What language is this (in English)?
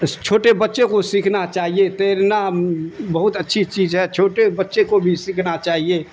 Urdu